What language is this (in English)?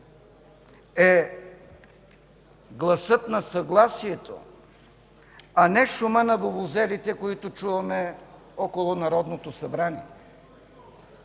Bulgarian